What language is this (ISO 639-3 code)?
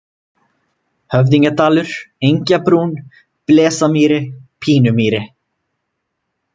isl